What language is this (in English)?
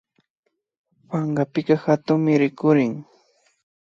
Imbabura Highland Quichua